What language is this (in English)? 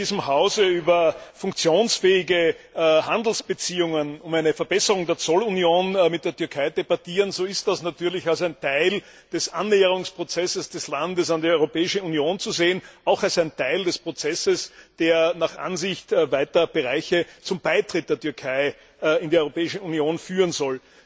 German